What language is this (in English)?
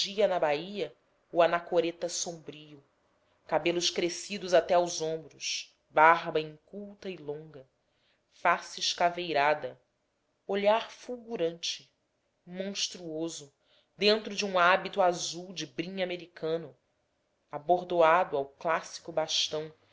Portuguese